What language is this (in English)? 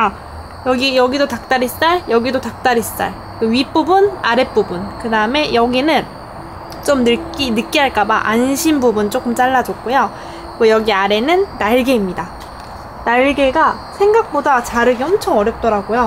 Korean